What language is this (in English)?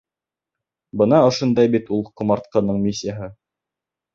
Bashkir